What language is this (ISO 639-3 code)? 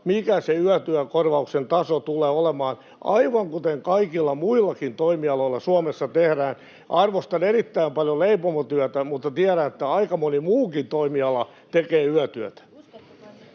fin